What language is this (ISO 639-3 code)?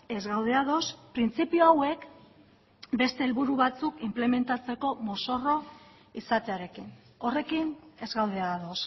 eus